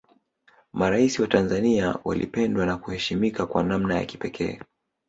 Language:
Swahili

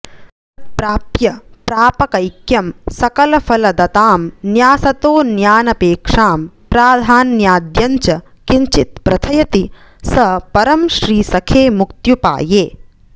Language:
Sanskrit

